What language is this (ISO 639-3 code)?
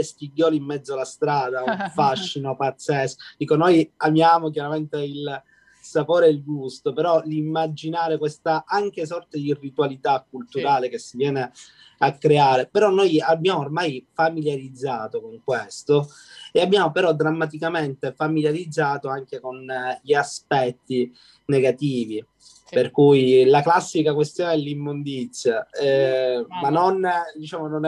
ita